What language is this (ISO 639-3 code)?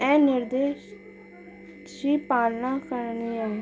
snd